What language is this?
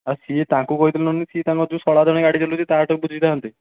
Odia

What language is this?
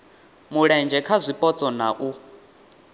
Venda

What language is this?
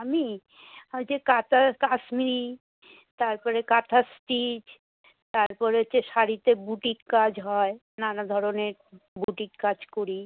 Bangla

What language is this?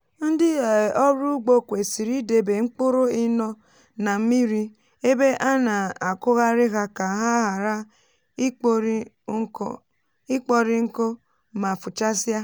Igbo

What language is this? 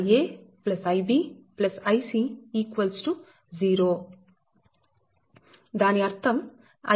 Telugu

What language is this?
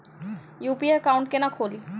Maithili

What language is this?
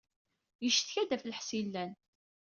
Kabyle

